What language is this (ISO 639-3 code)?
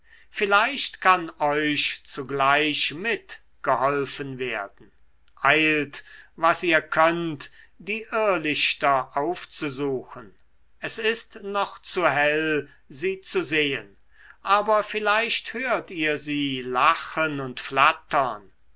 deu